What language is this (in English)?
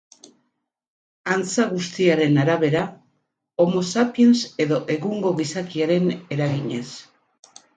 Basque